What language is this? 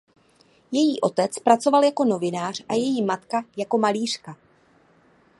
Czech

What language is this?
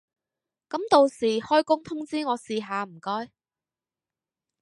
Cantonese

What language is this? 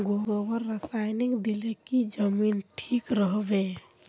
Magahi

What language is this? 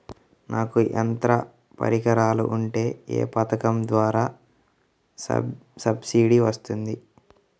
Telugu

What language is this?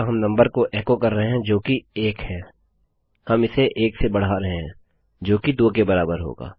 Hindi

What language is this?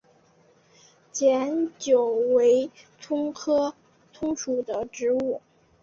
Chinese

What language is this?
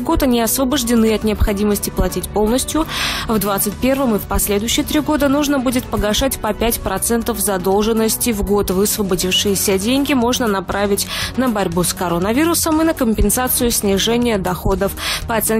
Russian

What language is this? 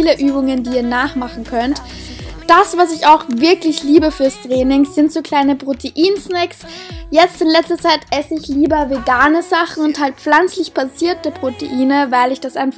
German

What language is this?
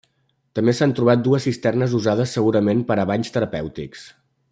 Catalan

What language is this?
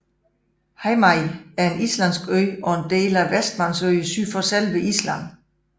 Danish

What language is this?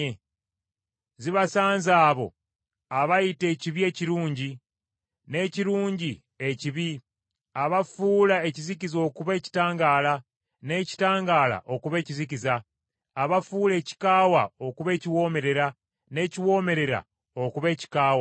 Ganda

